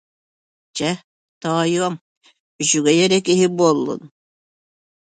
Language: Yakut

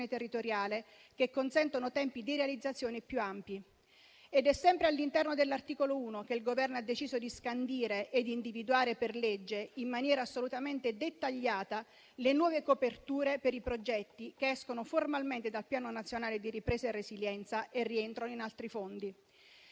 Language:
Italian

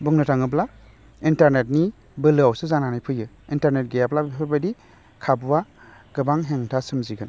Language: Bodo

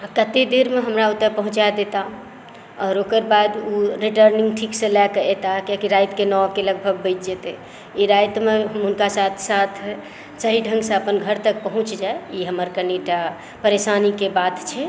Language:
Maithili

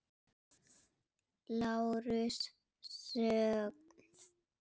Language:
Icelandic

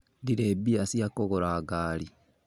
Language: Kikuyu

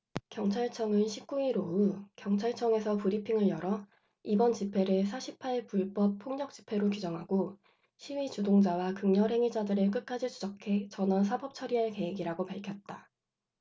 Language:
Korean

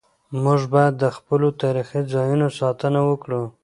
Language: Pashto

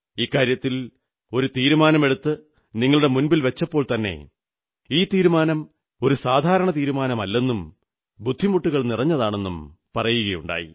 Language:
Malayalam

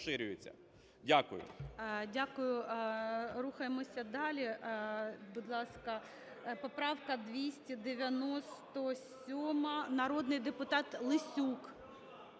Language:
Ukrainian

